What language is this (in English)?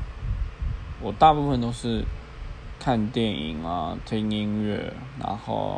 Chinese